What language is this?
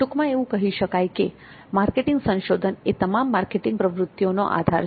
Gujarati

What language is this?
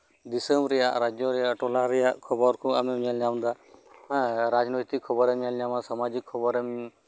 Santali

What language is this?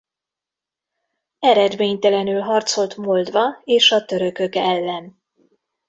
Hungarian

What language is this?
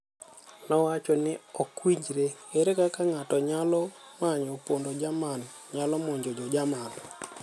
Luo (Kenya and Tanzania)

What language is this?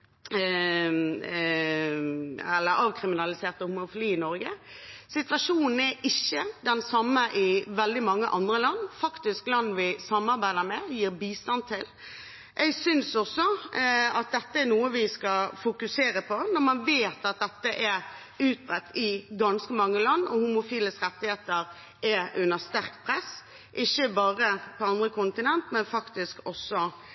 Norwegian Bokmål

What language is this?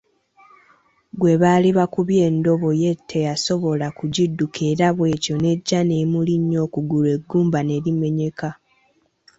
Ganda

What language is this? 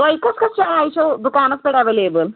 Kashmiri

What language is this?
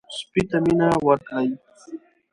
Pashto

